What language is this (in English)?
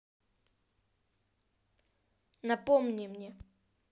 Russian